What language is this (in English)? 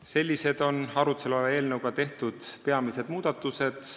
Estonian